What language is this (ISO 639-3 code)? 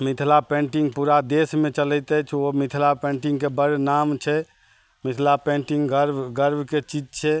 mai